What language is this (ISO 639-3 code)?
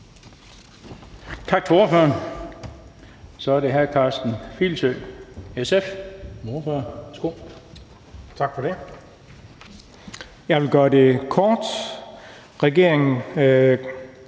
dan